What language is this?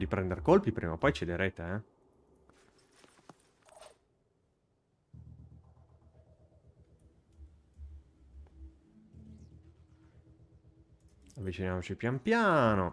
Italian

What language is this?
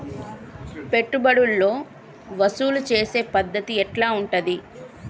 Telugu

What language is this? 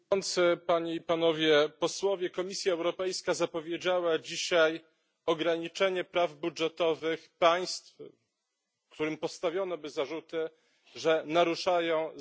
Polish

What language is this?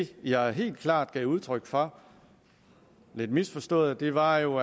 Danish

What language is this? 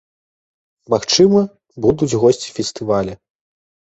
Belarusian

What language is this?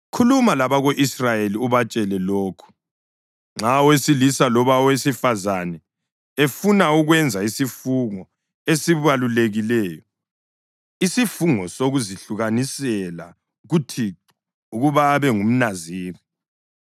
North Ndebele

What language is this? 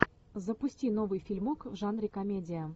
Russian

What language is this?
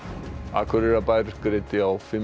Icelandic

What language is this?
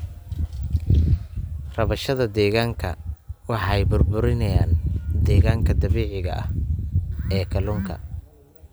Somali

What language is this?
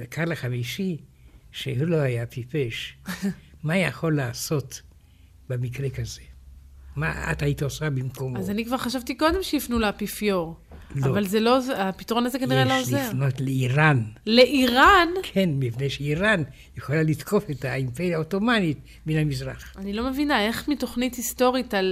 Hebrew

